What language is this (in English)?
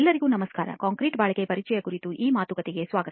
Kannada